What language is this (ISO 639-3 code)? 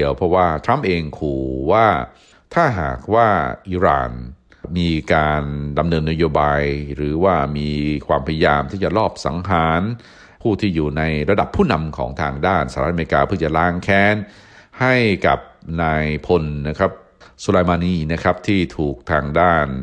tha